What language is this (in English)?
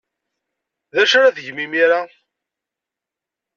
Kabyle